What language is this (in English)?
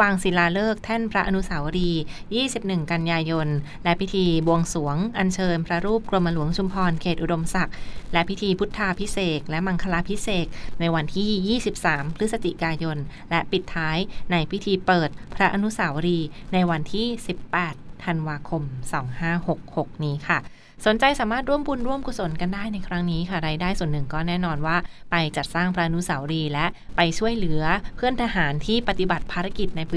Thai